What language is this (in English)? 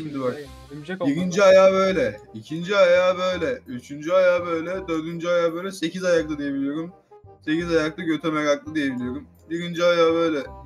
Turkish